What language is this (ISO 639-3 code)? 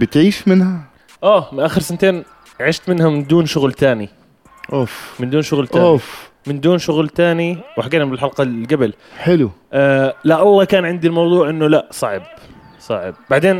ara